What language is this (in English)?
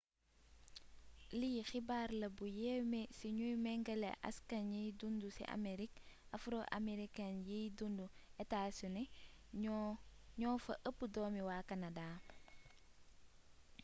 Wolof